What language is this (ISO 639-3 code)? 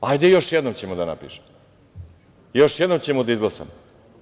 srp